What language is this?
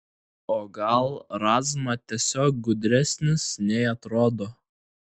Lithuanian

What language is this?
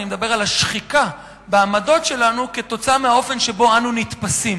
Hebrew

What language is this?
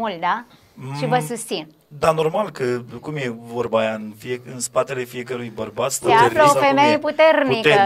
Romanian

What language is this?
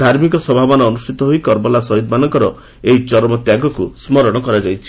Odia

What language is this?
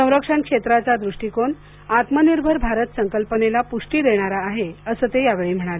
Marathi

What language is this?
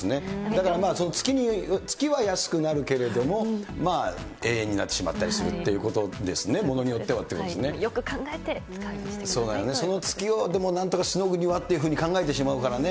Japanese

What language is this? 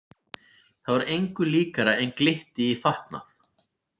Icelandic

